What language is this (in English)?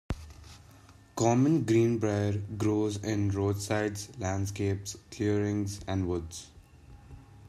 English